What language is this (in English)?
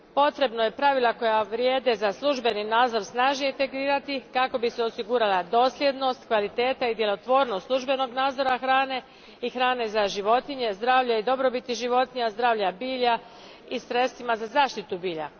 Croatian